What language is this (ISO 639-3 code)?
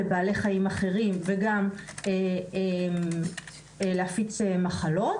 heb